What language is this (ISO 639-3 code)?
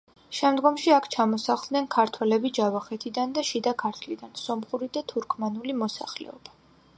kat